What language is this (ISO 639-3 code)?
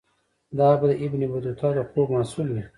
pus